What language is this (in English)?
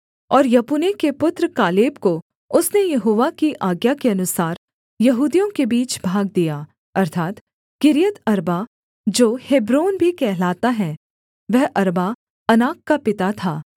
Hindi